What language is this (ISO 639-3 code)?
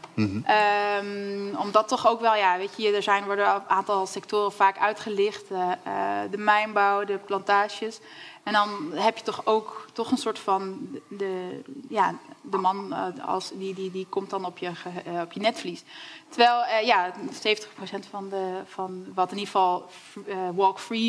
nld